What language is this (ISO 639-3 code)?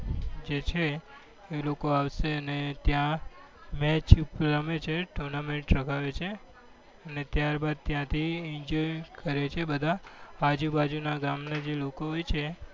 guj